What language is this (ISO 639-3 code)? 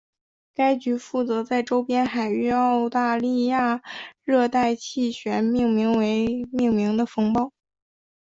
zho